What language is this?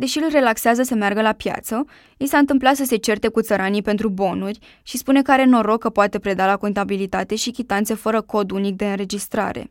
Romanian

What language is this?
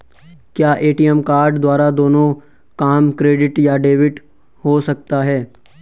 Hindi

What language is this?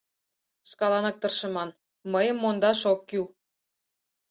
Mari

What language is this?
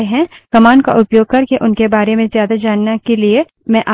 Hindi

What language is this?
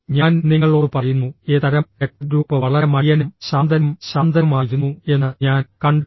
Malayalam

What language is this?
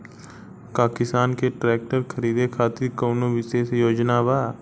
Bhojpuri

